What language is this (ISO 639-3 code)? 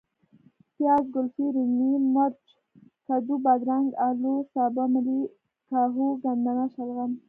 pus